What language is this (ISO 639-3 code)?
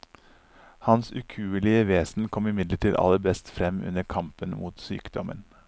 nor